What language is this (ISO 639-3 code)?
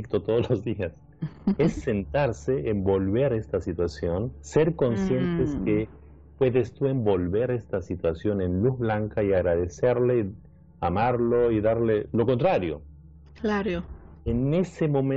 spa